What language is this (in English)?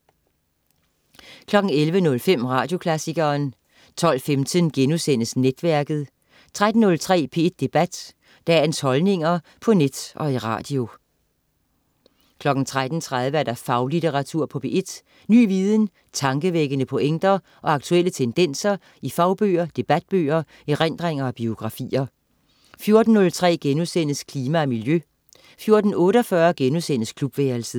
Danish